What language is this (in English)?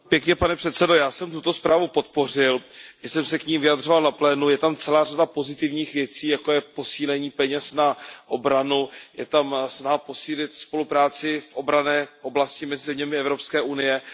Czech